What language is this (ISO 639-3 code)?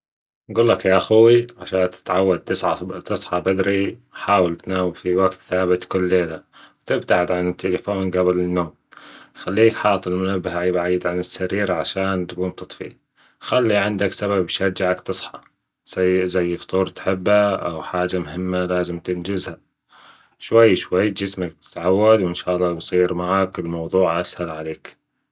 afb